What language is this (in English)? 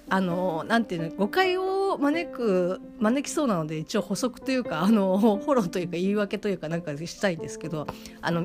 Japanese